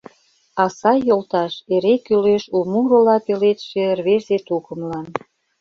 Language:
Mari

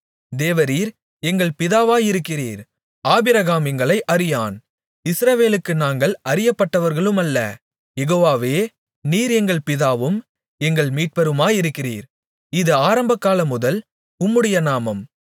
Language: Tamil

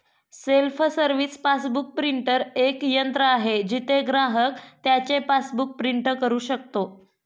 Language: Marathi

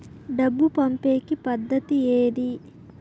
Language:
Telugu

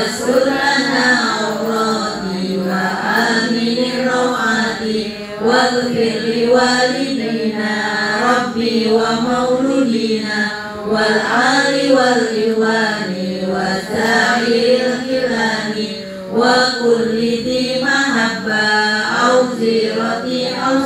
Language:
Indonesian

